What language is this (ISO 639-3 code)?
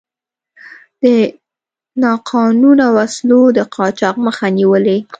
pus